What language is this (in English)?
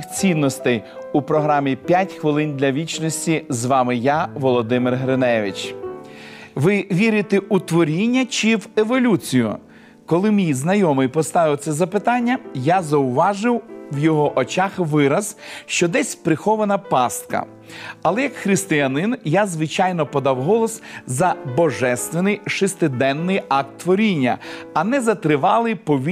Ukrainian